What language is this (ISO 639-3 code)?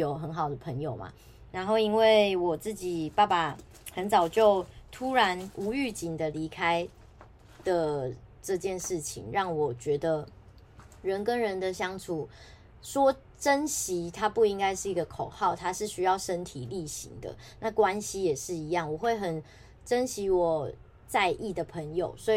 zho